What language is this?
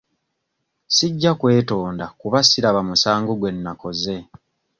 Ganda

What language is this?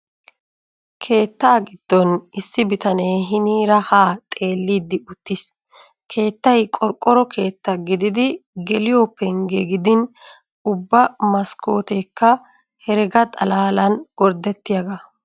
Wolaytta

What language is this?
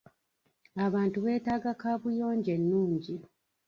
Ganda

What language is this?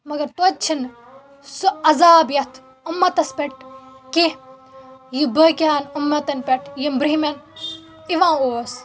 Kashmiri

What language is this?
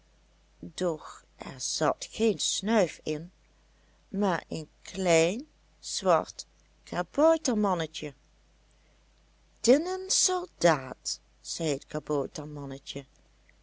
Dutch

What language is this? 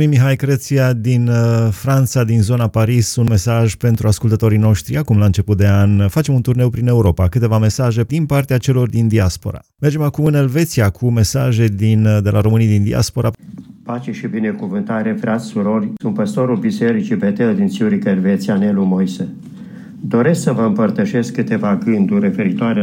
Romanian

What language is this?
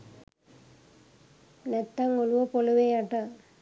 Sinhala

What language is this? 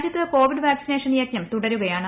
Malayalam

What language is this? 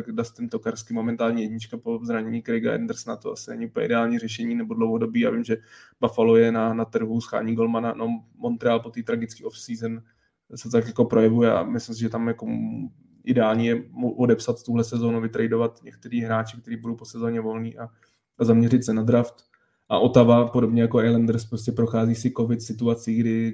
Czech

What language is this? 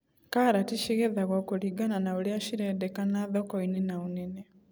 Kikuyu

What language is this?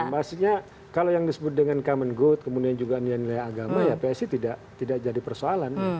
Indonesian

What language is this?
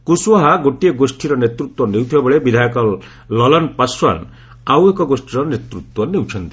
Odia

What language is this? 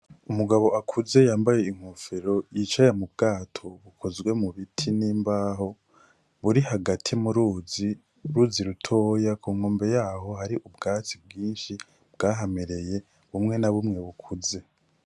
Rundi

